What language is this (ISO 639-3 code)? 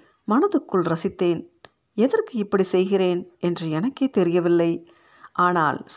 tam